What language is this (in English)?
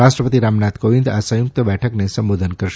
Gujarati